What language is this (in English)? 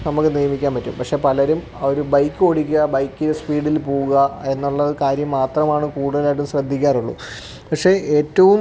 Malayalam